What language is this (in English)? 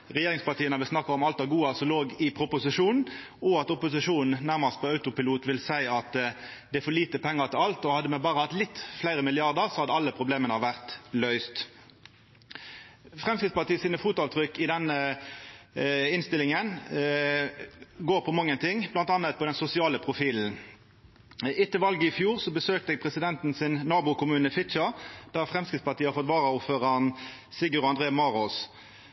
Norwegian Nynorsk